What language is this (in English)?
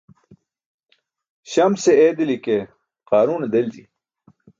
Burushaski